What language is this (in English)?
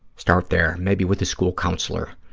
English